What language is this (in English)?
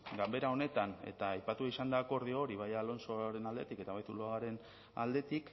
Basque